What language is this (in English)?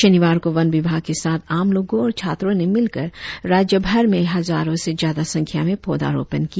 Hindi